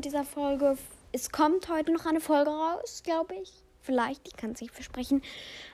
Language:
German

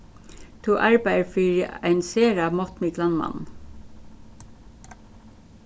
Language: Faroese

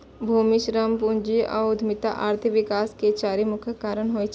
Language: Maithili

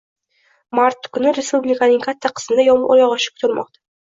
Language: Uzbek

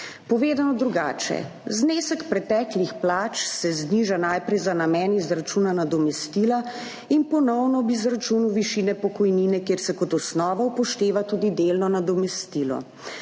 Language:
Slovenian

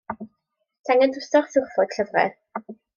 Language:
Welsh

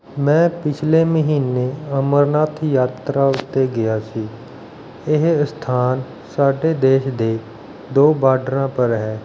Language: Punjabi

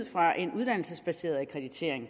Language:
Danish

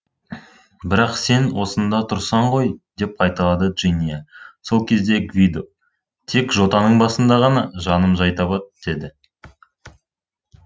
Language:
Kazakh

